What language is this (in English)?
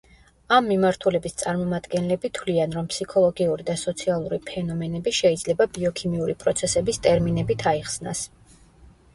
Georgian